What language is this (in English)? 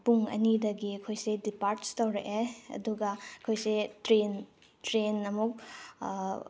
Manipuri